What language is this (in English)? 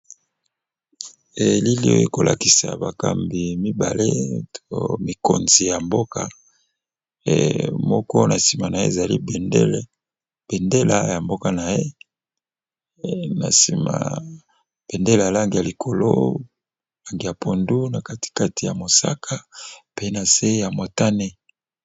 Lingala